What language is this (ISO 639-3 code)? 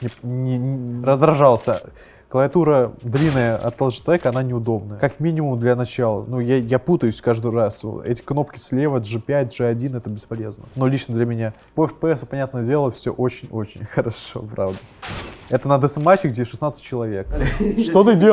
rus